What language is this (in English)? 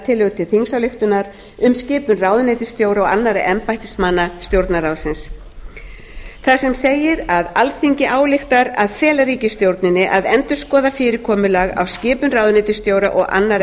Icelandic